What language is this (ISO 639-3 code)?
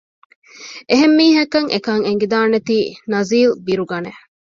div